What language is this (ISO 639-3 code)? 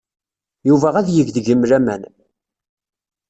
kab